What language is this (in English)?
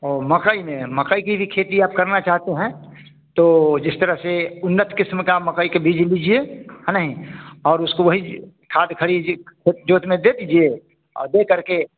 Hindi